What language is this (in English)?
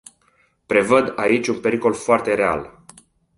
Romanian